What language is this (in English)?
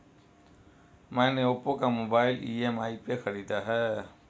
Hindi